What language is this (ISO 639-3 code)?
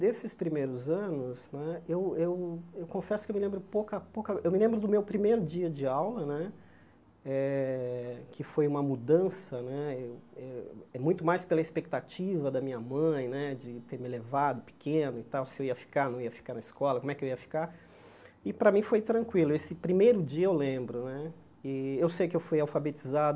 por